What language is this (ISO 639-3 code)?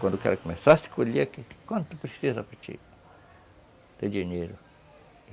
por